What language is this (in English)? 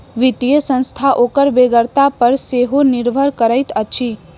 Maithili